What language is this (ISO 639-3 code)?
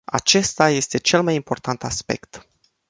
ron